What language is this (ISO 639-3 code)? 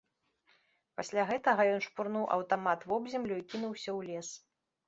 bel